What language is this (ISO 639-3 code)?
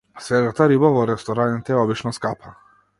mkd